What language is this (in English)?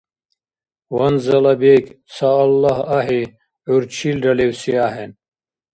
Dargwa